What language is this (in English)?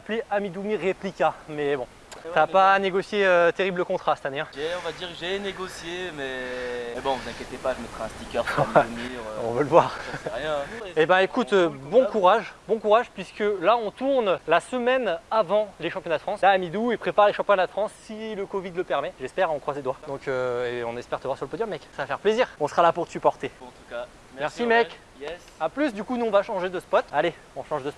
French